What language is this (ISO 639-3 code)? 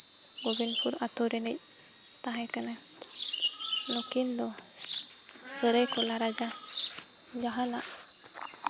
sat